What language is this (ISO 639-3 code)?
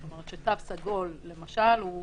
heb